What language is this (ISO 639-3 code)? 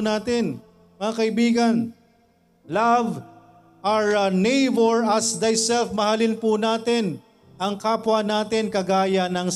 fil